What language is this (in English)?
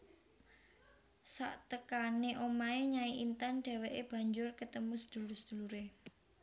Javanese